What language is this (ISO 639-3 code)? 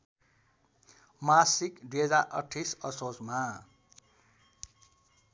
nep